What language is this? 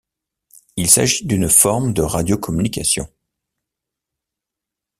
French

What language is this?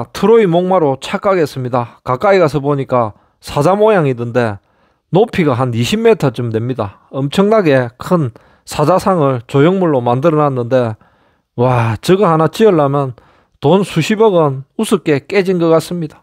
Korean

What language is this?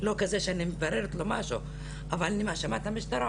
Hebrew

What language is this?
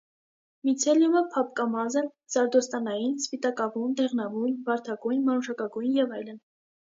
Armenian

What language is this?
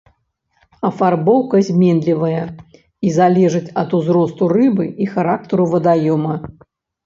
Belarusian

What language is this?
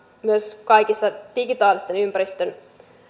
Finnish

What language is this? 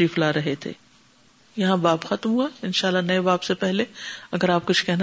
Urdu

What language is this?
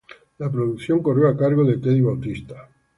Spanish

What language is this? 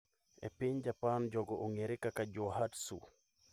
Luo (Kenya and Tanzania)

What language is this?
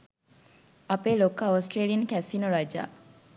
Sinhala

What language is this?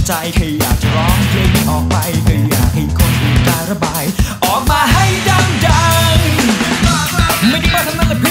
Thai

